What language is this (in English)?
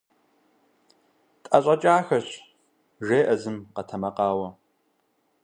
Kabardian